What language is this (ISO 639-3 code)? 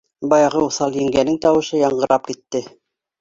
bak